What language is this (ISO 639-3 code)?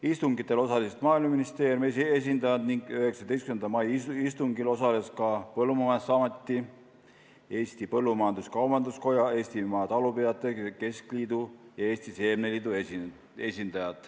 est